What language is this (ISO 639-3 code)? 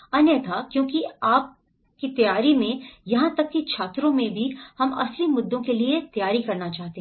hin